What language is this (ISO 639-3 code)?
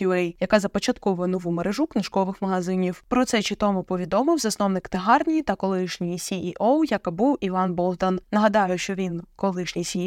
ukr